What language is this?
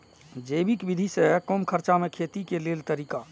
Maithili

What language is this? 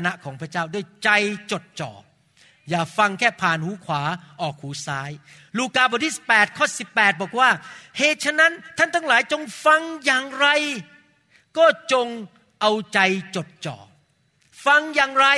Thai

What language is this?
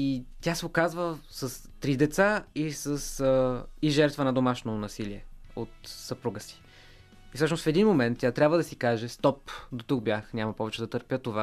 Bulgarian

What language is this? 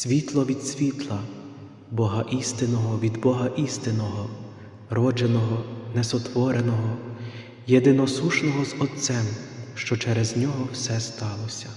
Ukrainian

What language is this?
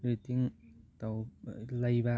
Manipuri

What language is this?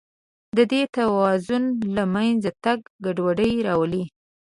Pashto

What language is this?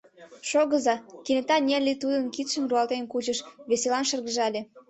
Mari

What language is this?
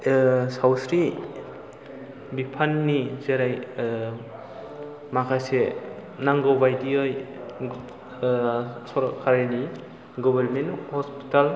Bodo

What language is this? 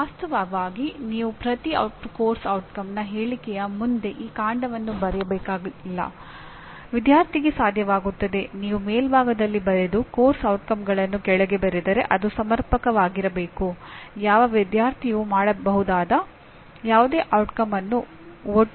Kannada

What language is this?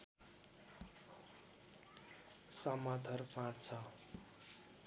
Nepali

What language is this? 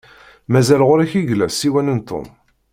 Kabyle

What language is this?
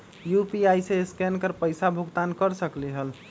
Magahi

